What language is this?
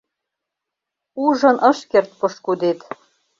Mari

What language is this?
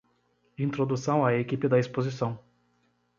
Portuguese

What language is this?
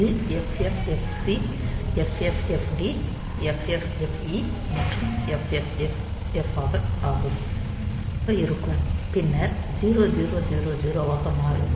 Tamil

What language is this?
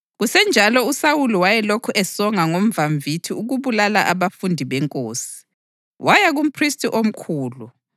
North Ndebele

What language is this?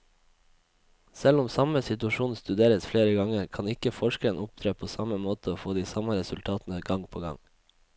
Norwegian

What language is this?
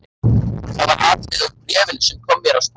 Icelandic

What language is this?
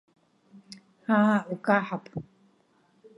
Abkhazian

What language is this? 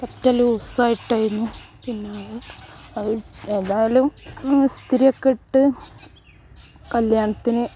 Malayalam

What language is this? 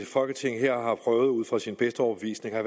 Danish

